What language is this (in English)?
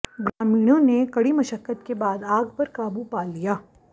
Hindi